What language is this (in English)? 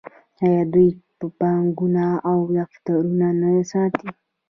Pashto